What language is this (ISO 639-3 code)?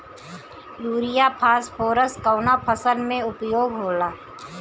bho